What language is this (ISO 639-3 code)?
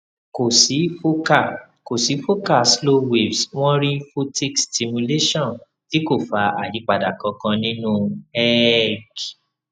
yor